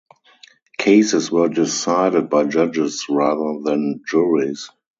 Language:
English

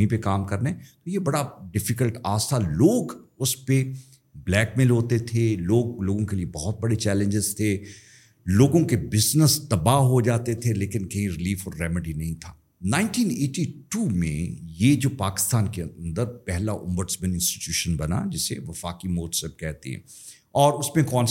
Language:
Urdu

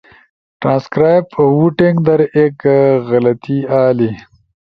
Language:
Ushojo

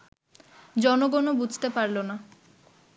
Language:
Bangla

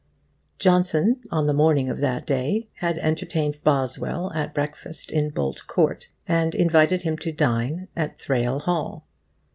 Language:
English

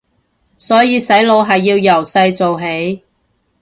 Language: Cantonese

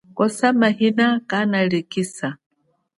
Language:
Chokwe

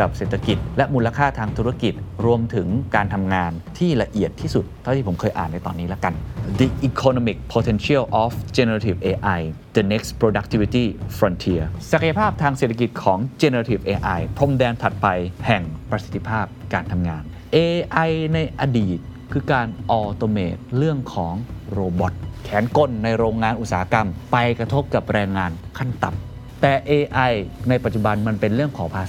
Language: Thai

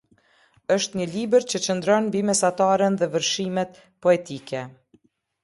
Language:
Albanian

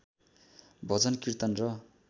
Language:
Nepali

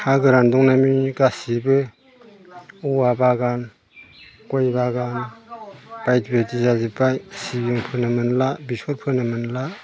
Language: Bodo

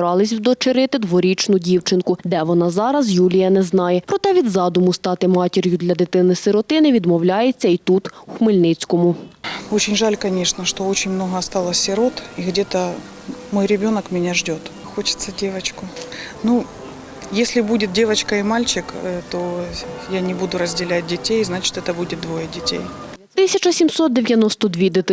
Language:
Ukrainian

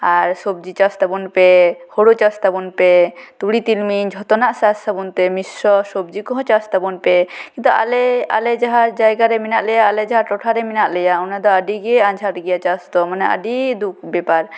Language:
Santali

